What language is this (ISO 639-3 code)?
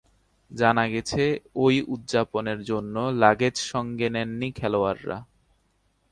ben